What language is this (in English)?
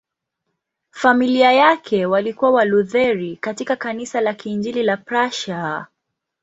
Swahili